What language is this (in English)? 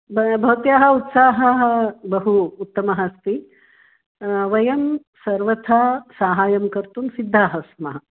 Sanskrit